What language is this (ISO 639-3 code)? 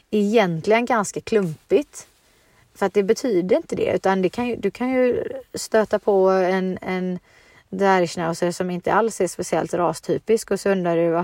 swe